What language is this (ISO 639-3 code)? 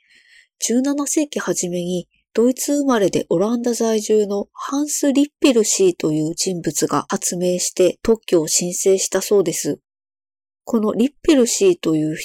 jpn